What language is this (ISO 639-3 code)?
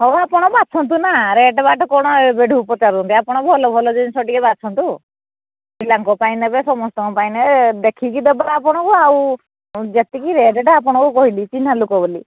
ori